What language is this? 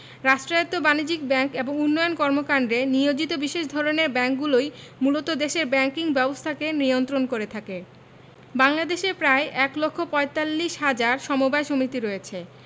Bangla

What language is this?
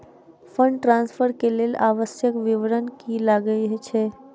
Maithili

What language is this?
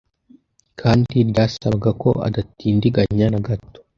Kinyarwanda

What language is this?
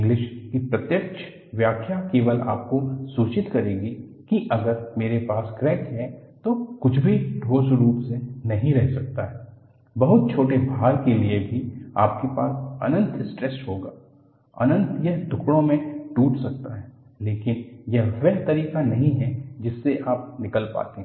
Hindi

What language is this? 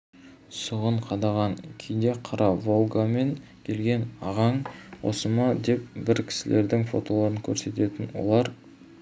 Kazakh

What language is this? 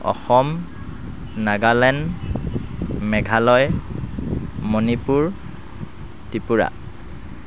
Assamese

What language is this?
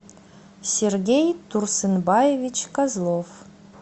Russian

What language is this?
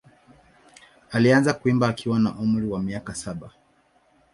Swahili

